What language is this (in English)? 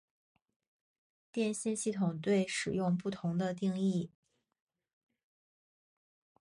Chinese